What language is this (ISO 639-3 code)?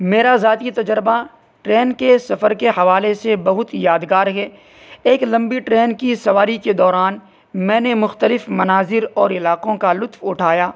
urd